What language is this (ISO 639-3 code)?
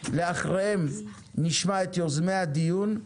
heb